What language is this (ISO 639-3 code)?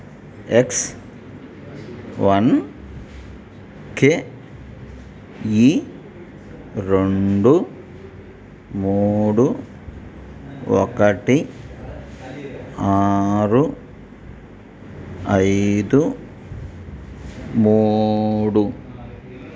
tel